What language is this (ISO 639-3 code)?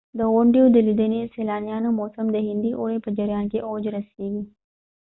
pus